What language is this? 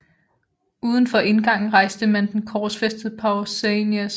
Danish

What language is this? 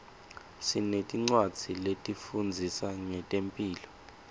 Swati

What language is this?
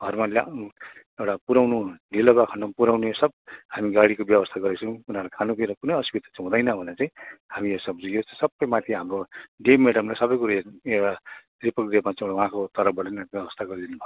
Nepali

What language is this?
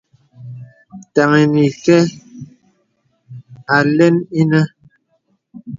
Bebele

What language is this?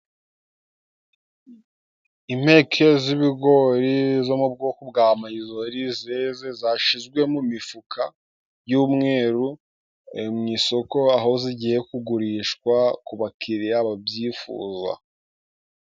Kinyarwanda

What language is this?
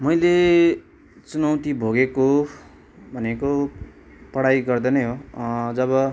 Nepali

